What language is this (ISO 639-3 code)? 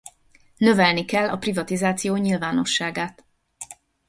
hun